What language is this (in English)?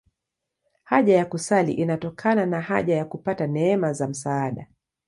Swahili